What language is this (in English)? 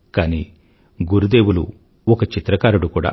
Telugu